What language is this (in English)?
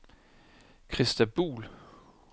Danish